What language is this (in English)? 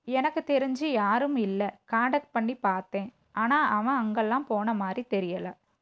Tamil